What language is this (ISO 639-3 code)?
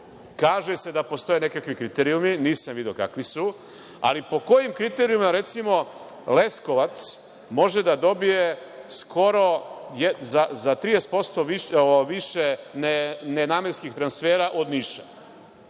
srp